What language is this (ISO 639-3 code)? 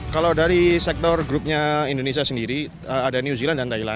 ind